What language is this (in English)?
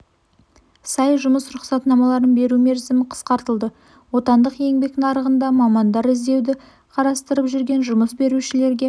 Kazakh